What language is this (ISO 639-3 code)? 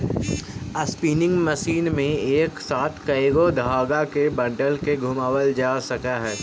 mag